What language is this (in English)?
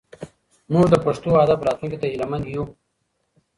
Pashto